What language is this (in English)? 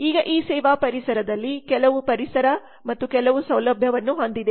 Kannada